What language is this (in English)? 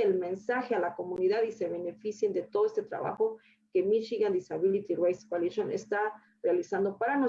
Spanish